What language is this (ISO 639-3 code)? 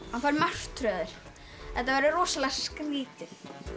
isl